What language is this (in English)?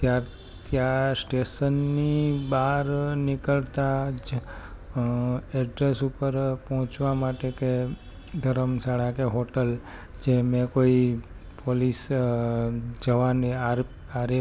Gujarati